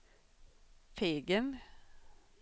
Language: Swedish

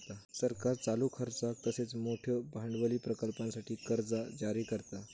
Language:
Marathi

